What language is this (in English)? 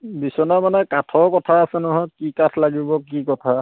Assamese